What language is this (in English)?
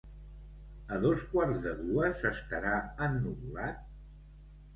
Catalan